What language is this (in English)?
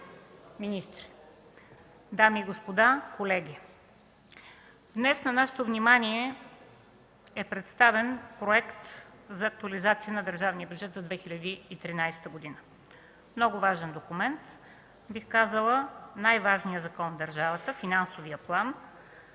Bulgarian